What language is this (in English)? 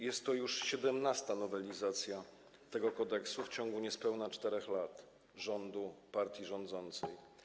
Polish